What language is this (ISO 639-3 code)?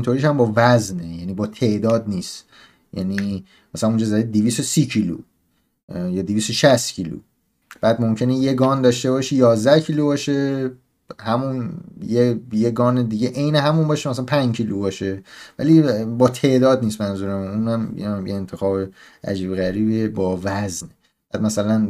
fas